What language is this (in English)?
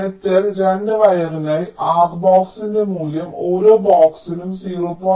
Malayalam